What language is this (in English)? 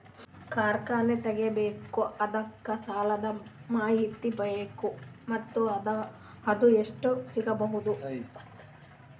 Kannada